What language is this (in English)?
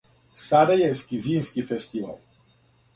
Serbian